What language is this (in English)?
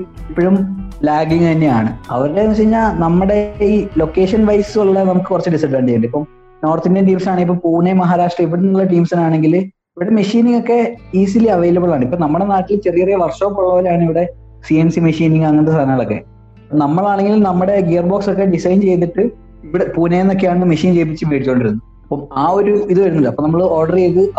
Malayalam